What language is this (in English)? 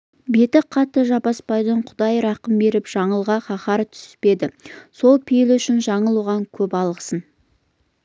Kazakh